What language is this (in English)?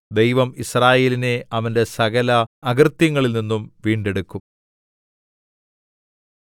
Malayalam